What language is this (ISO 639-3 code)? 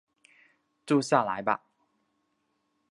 zho